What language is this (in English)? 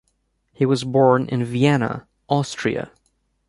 English